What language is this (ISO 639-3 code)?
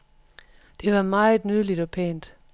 dan